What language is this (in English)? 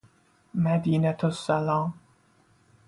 Persian